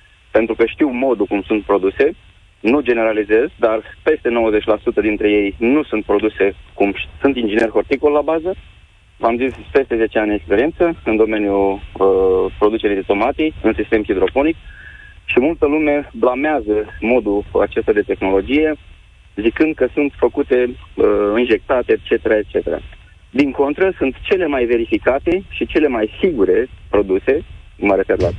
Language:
Romanian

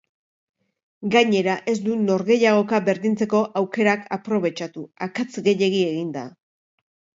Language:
Basque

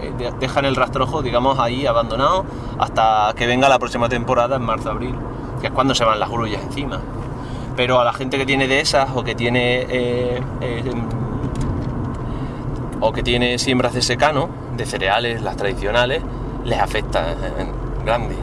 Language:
Spanish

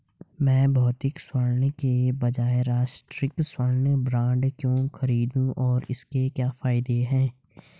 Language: Hindi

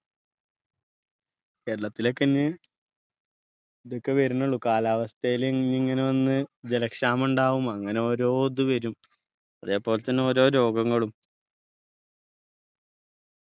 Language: Malayalam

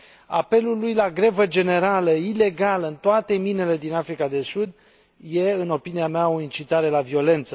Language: Romanian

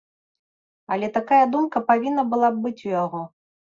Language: Belarusian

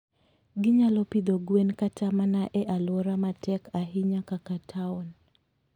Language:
Luo (Kenya and Tanzania)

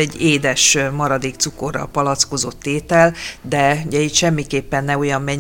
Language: Hungarian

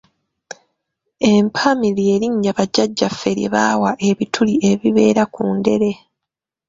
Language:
Ganda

